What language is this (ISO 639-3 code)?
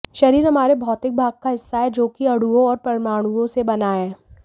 hin